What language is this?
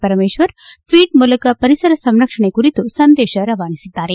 Kannada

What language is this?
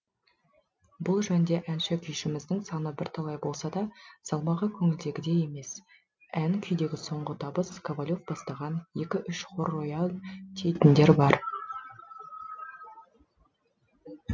Kazakh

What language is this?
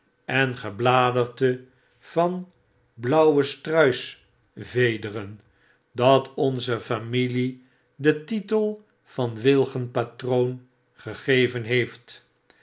Dutch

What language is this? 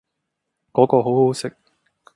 Cantonese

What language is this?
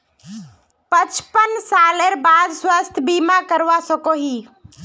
Magahi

